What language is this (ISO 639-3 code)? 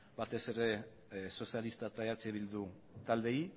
eus